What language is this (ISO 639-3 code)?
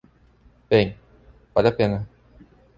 por